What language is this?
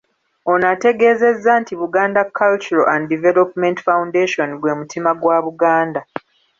Ganda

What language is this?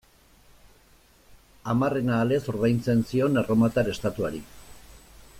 Basque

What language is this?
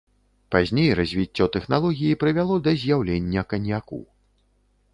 Belarusian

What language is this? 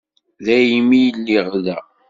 Kabyle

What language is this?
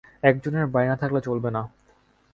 Bangla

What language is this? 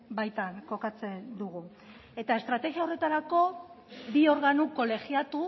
Basque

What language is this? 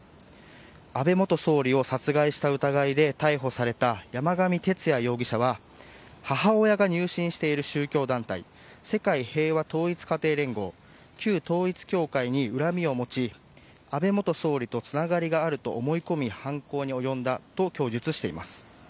Japanese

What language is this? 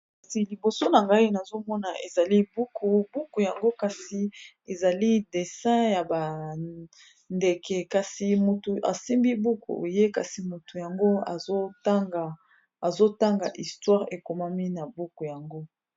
Lingala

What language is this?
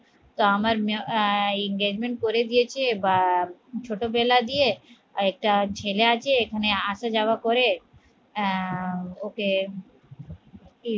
Bangla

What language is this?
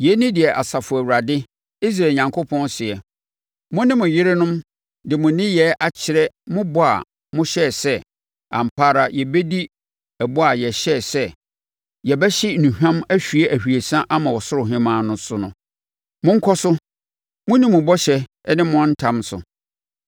Akan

